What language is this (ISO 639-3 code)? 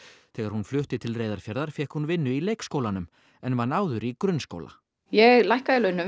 isl